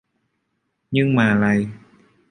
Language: Vietnamese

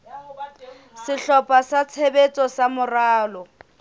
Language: Southern Sotho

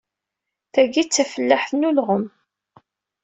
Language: Kabyle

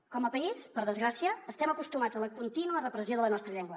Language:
Catalan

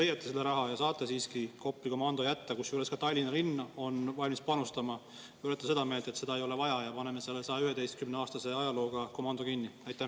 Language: Estonian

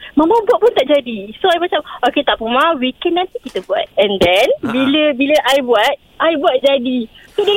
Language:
Malay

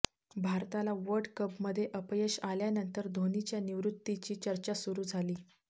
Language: Marathi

